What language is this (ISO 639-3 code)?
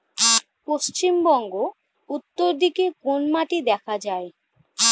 ben